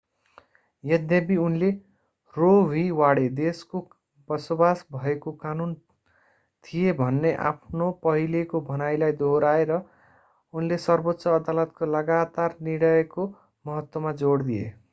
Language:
Nepali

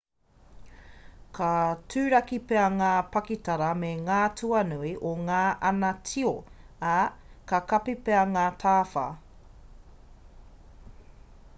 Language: Māori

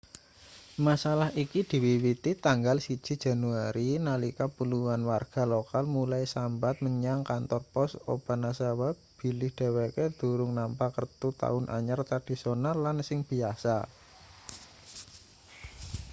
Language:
Javanese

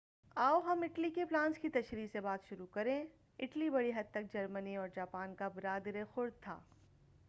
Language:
Urdu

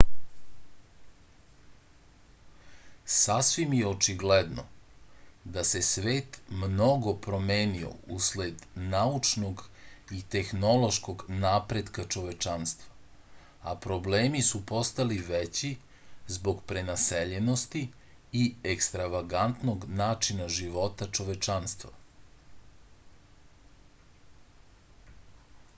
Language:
Serbian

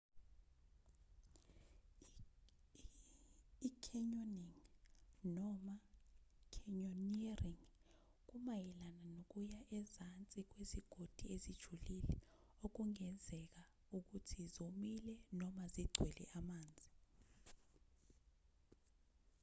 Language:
Zulu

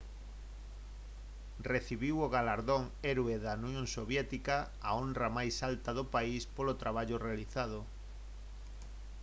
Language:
Galician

